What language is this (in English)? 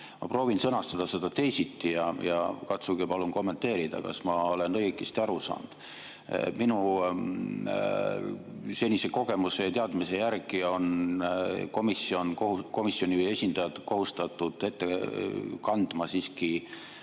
Estonian